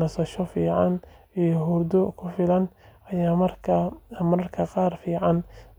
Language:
Somali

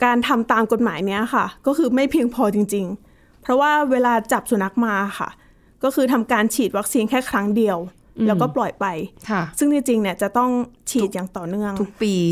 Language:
Thai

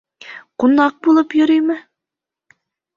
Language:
Bashkir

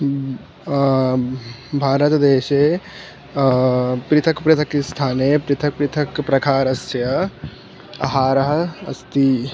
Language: Sanskrit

